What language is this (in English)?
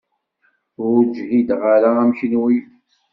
Kabyle